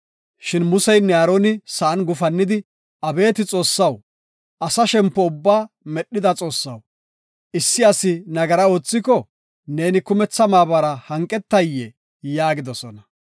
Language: Gofa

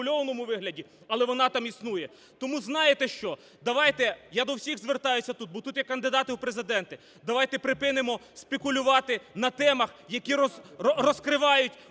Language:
Ukrainian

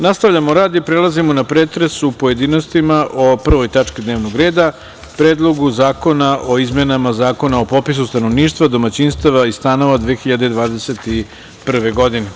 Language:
Serbian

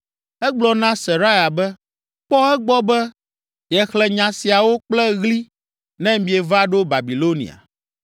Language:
Ewe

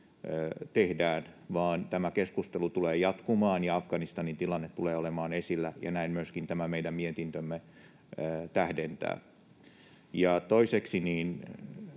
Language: Finnish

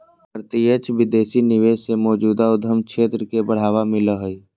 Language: Magahi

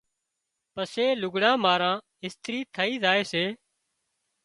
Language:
Wadiyara Koli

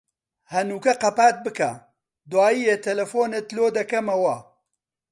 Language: Central Kurdish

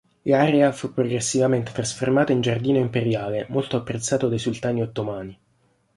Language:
Italian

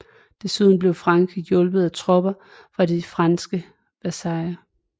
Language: Danish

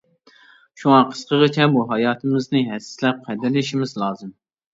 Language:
Uyghur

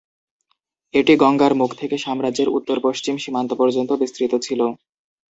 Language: Bangla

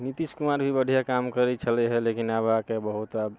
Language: Maithili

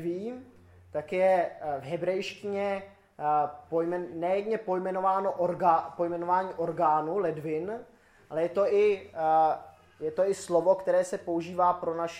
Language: Czech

